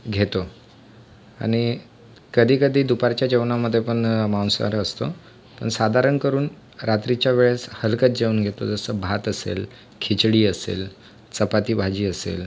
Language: Marathi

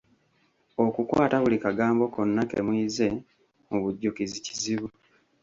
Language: Ganda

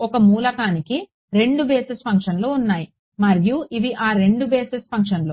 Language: Telugu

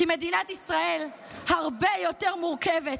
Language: Hebrew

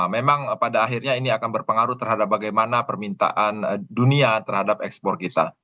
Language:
Indonesian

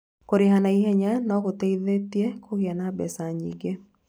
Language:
Kikuyu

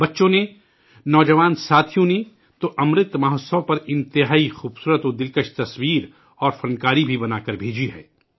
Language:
Urdu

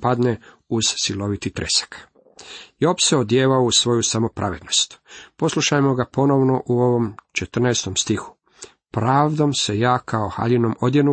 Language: Croatian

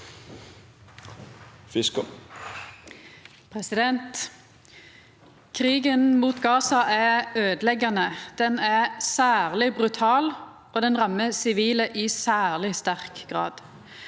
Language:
Norwegian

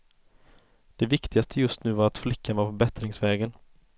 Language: Swedish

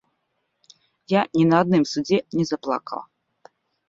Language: Belarusian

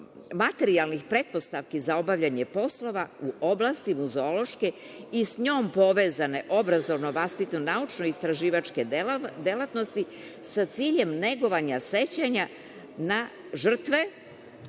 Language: Serbian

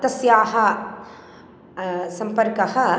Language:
Sanskrit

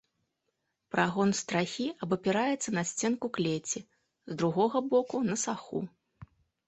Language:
Belarusian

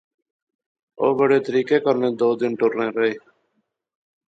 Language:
Pahari-Potwari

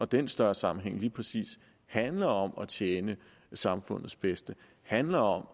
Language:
Danish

